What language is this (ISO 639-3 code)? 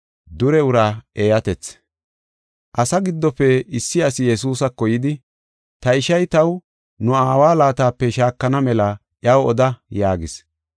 gof